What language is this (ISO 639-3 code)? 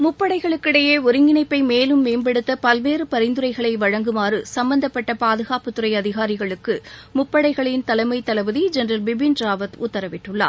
tam